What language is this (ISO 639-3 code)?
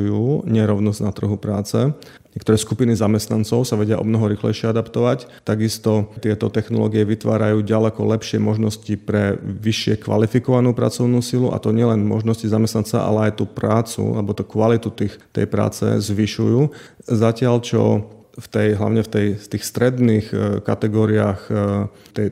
slk